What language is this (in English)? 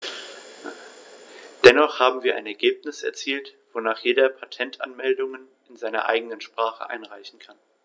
German